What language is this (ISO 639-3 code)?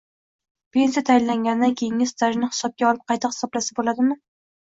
uzb